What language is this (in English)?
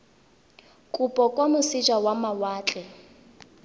Tswana